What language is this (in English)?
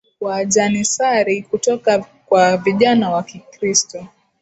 Swahili